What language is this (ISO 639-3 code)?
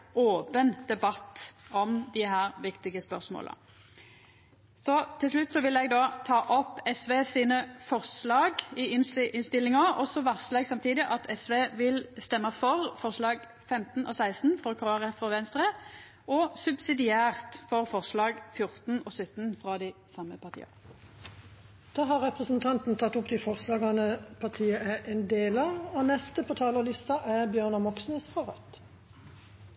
nor